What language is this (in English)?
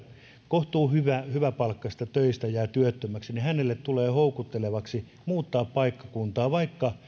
Finnish